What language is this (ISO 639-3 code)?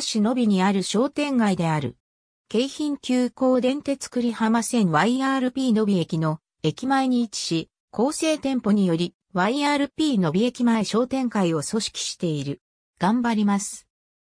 jpn